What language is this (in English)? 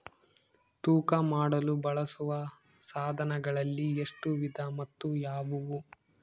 Kannada